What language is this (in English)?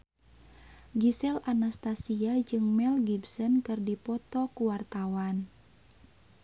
Sundanese